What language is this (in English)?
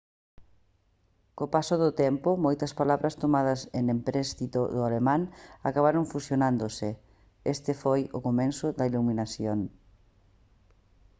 Galician